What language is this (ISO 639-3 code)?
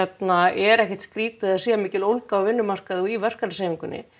isl